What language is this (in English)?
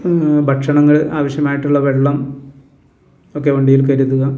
Malayalam